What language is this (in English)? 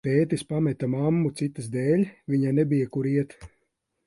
Latvian